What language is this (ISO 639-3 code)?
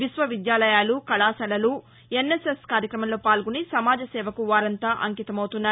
tel